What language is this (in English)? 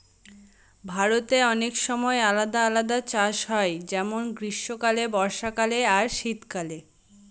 Bangla